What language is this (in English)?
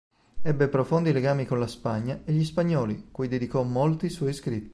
Italian